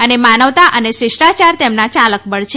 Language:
Gujarati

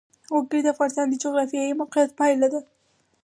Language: Pashto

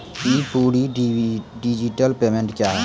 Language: Maithili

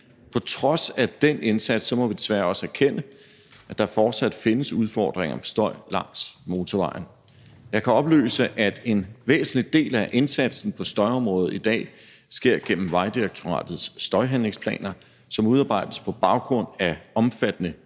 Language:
Danish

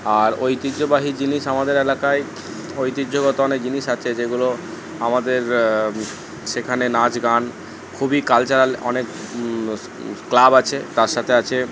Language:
Bangla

